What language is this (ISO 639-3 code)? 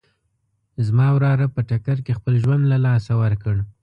pus